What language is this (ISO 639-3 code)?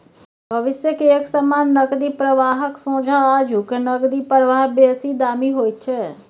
mai